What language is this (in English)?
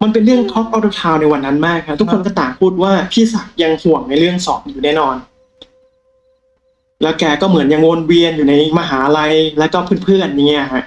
Thai